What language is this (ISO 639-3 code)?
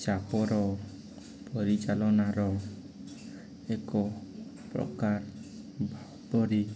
ori